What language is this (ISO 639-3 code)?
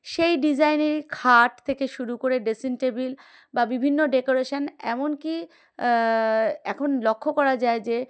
ben